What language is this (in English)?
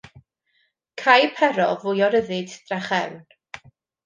Welsh